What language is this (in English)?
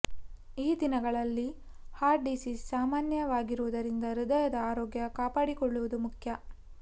Kannada